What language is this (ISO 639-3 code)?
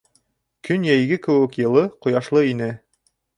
bak